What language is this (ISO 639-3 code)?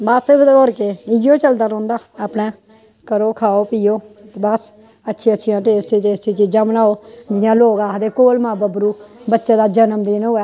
doi